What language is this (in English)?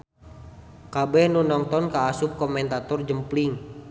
Sundanese